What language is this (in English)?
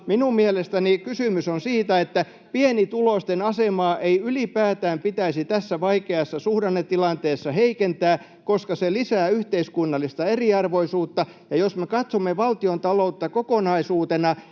Finnish